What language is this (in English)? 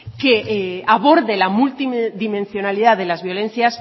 Spanish